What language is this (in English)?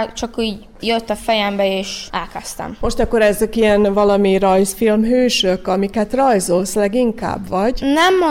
Hungarian